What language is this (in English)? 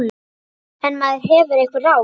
Icelandic